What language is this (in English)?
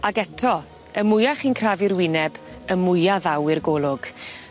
Welsh